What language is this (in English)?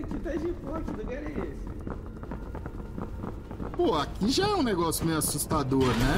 Portuguese